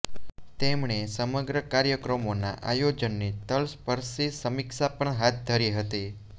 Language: Gujarati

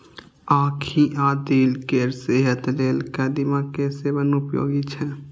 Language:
Maithili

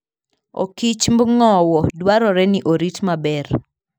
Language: Luo (Kenya and Tanzania)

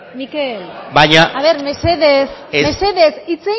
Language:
Basque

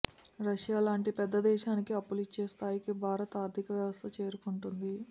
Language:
Telugu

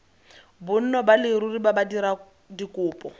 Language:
Tswana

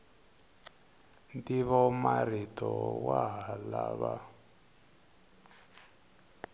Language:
Tsonga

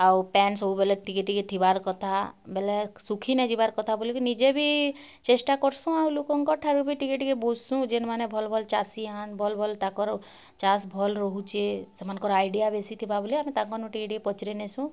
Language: Odia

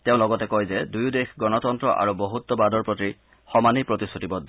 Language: Assamese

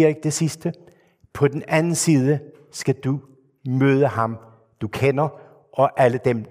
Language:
Danish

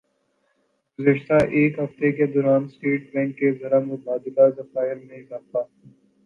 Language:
Urdu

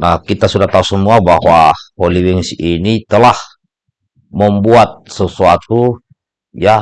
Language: Indonesian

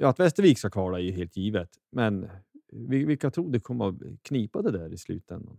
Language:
Swedish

